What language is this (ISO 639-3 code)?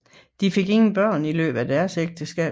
dan